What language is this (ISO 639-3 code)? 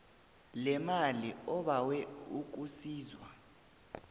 nbl